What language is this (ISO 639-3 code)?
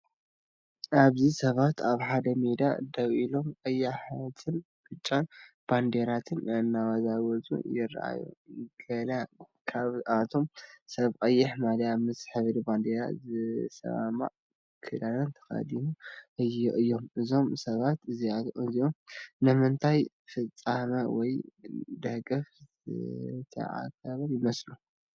tir